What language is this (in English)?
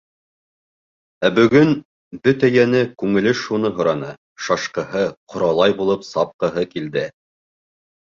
Bashkir